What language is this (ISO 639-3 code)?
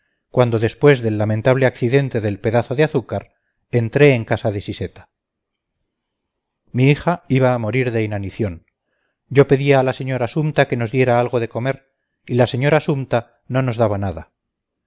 spa